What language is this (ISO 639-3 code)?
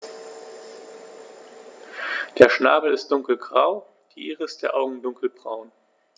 deu